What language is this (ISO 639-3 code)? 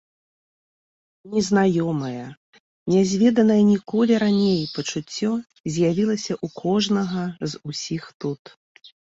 bel